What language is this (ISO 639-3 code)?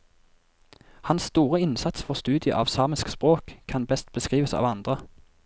nor